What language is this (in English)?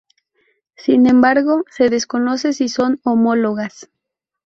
Spanish